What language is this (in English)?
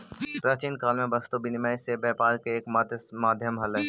Magahi